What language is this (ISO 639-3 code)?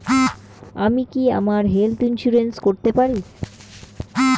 ben